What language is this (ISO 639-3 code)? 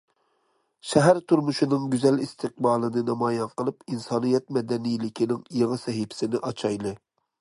uig